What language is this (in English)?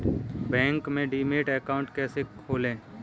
Hindi